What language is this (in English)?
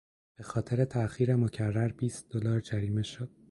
Persian